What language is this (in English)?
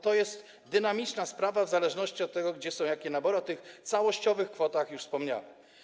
Polish